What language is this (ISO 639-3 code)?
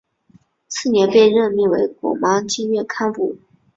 zho